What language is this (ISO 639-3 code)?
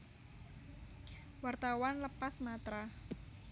jav